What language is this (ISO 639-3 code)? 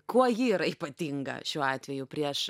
lit